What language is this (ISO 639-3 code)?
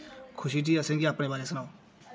doi